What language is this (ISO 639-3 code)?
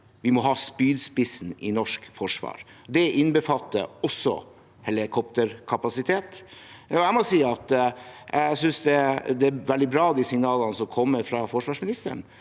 nor